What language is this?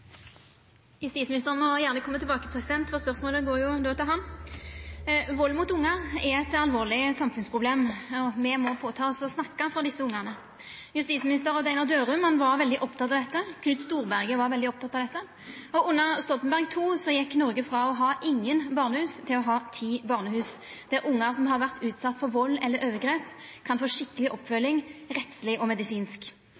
Norwegian Nynorsk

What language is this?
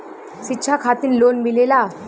Bhojpuri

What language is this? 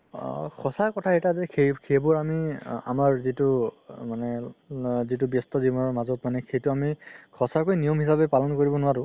Assamese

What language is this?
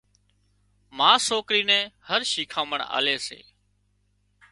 Wadiyara Koli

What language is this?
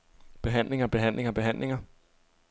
Danish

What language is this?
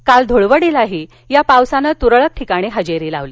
Marathi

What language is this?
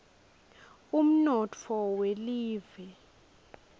Swati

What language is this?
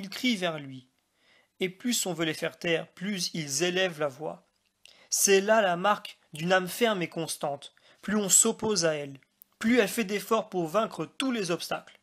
French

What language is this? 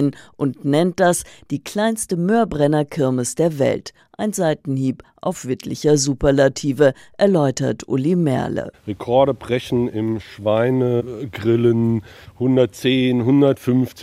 German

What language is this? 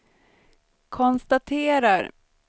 Swedish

